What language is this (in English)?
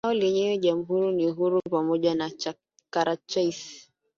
Swahili